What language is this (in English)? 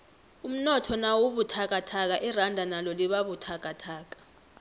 South Ndebele